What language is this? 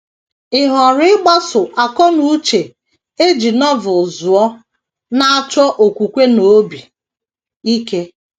Igbo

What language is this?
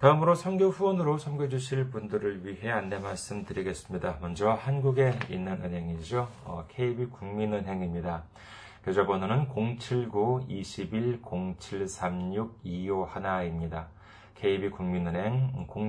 Korean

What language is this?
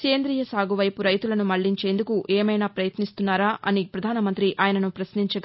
Telugu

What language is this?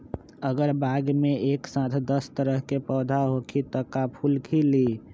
Magahi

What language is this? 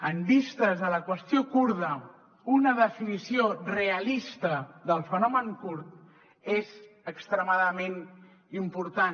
Catalan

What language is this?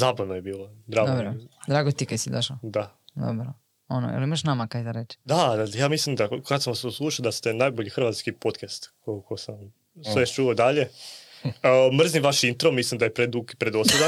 Croatian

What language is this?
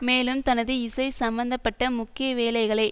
Tamil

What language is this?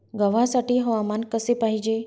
Marathi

